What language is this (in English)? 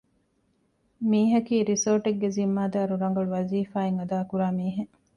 Divehi